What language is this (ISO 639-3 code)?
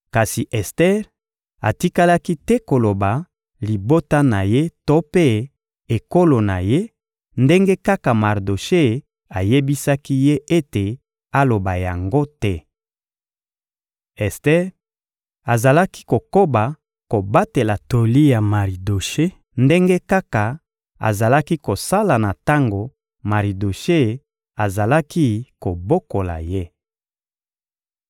lin